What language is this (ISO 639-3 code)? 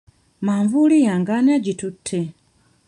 lug